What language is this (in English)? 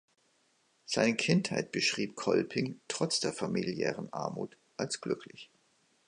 German